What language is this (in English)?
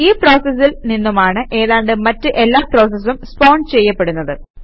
Malayalam